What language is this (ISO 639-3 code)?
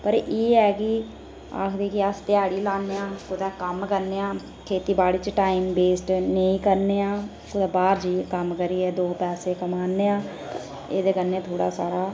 doi